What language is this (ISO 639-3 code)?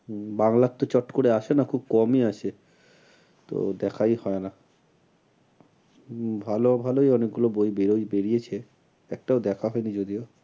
ben